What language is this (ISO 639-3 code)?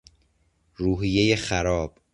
fas